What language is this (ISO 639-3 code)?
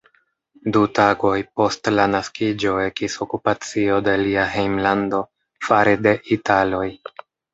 epo